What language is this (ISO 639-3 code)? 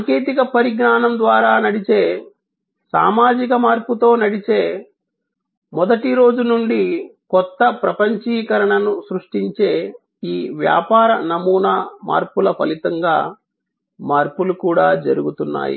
tel